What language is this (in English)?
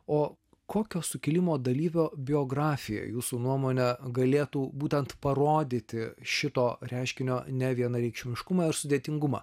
Lithuanian